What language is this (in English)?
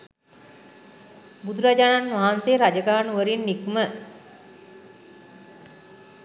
Sinhala